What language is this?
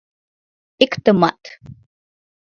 Mari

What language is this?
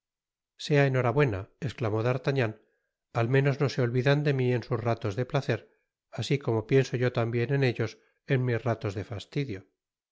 Spanish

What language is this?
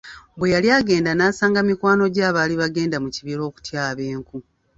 Ganda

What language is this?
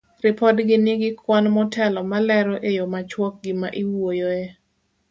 Luo (Kenya and Tanzania)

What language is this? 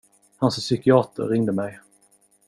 Swedish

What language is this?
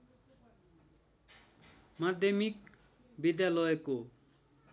Nepali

